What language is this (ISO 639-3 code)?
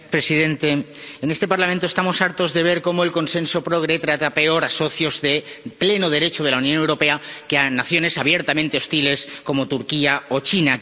spa